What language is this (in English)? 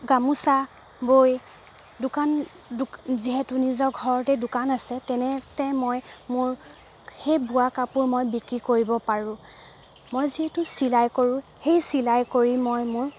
Assamese